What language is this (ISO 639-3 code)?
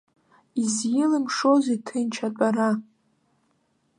abk